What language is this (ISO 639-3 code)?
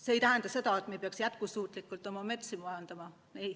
est